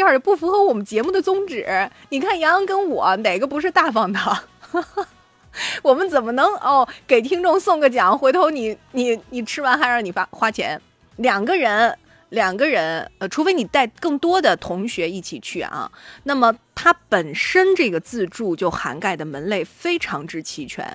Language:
Chinese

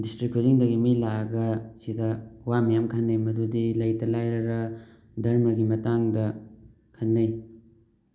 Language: Manipuri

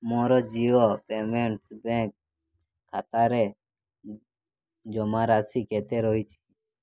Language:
Odia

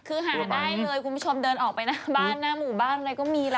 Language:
Thai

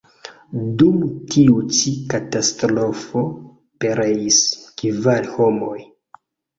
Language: Esperanto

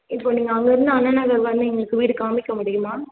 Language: Tamil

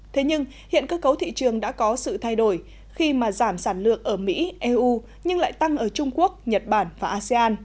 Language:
Vietnamese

